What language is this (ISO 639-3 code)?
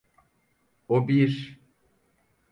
tur